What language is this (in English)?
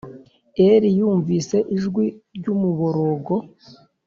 Kinyarwanda